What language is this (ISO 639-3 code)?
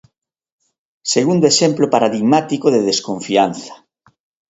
glg